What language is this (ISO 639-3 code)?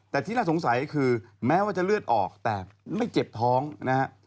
tha